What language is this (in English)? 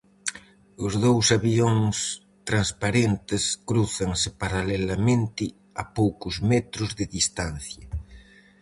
Galician